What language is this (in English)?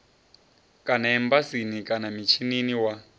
Venda